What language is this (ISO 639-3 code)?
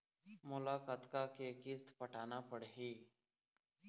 hne